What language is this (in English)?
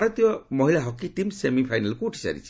Odia